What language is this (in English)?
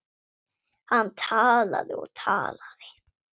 Icelandic